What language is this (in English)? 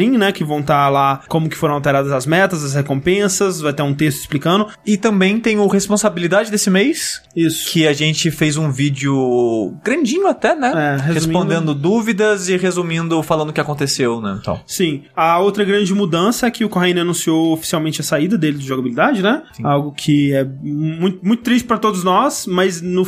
Portuguese